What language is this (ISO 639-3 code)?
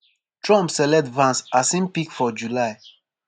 pcm